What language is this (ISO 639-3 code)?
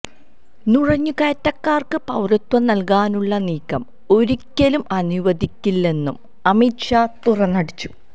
mal